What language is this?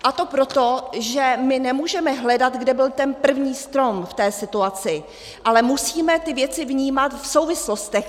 Czech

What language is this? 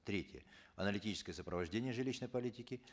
Kazakh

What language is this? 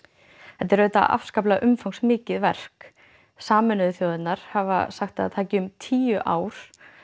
Icelandic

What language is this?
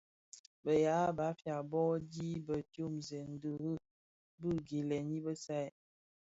Bafia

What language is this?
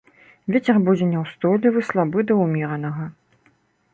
Belarusian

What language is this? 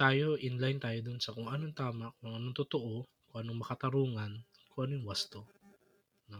Filipino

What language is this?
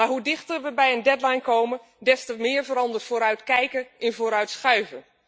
Dutch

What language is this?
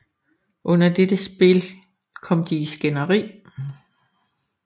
Danish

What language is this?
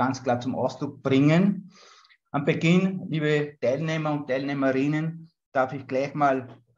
German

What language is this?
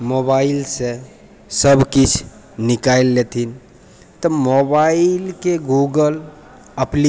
Maithili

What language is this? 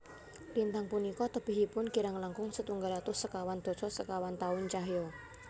Javanese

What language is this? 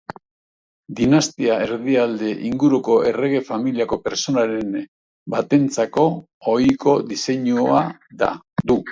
Basque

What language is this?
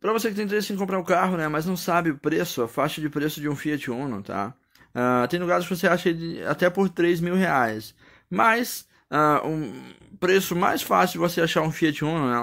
Portuguese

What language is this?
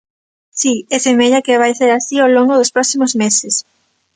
Galician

